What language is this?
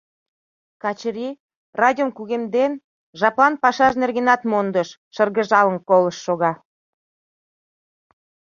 Mari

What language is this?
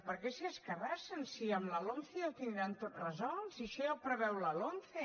Catalan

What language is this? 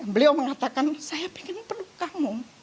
Indonesian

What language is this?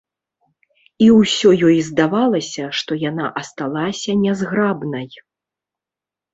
Belarusian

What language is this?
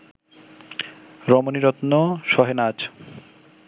Bangla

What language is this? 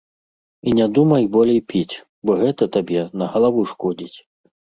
Belarusian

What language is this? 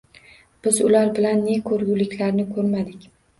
Uzbek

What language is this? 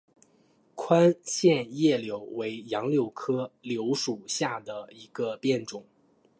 Chinese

